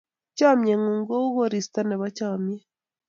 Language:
Kalenjin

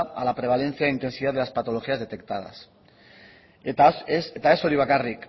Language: Spanish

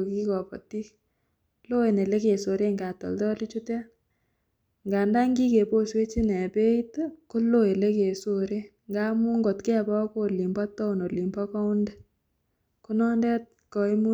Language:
Kalenjin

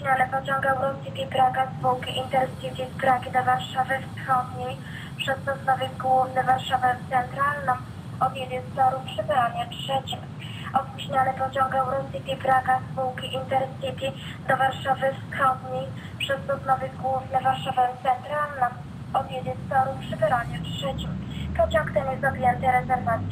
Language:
Polish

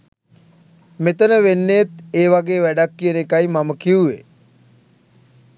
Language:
Sinhala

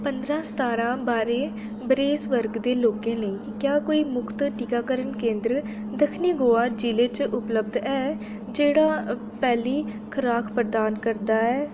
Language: Dogri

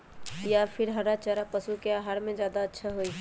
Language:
Magahi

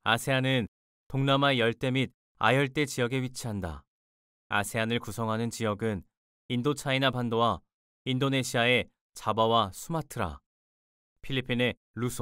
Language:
Korean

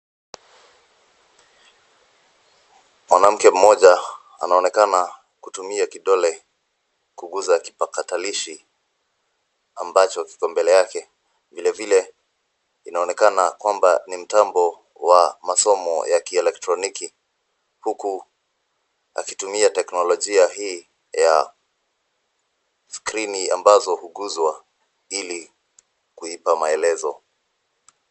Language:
Swahili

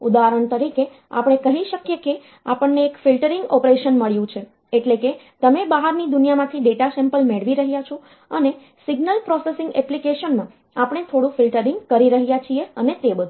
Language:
Gujarati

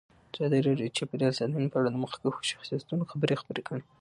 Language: Pashto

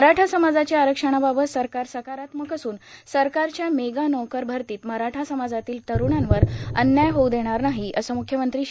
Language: Marathi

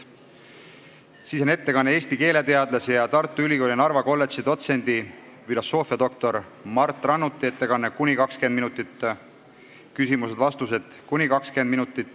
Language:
Estonian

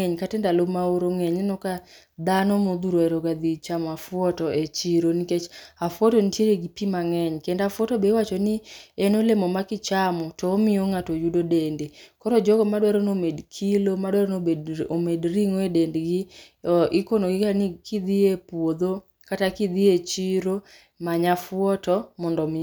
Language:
Luo (Kenya and Tanzania)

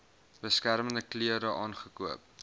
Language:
Afrikaans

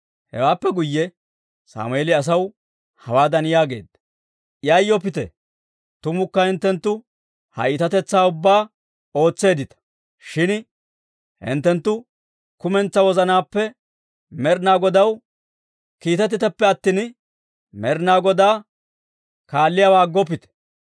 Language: Dawro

